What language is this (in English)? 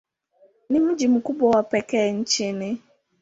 Swahili